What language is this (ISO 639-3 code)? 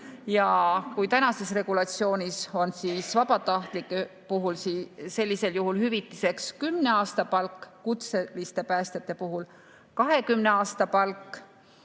est